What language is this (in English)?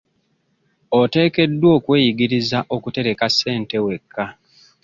Ganda